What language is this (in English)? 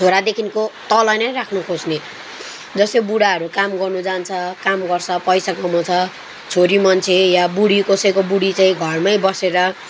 Nepali